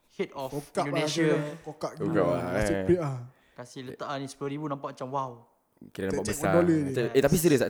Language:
Malay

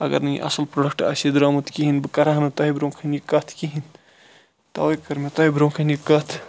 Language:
Kashmiri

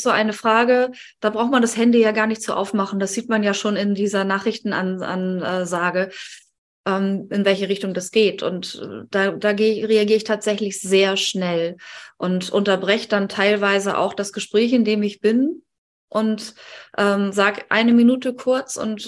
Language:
German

